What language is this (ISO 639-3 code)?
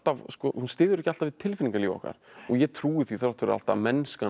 isl